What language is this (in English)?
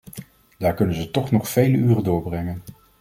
Dutch